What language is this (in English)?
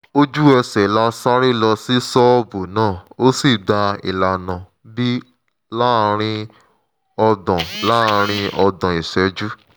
Yoruba